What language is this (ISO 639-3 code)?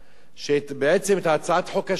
heb